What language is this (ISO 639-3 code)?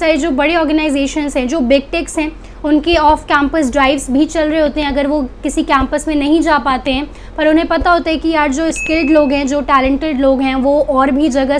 hin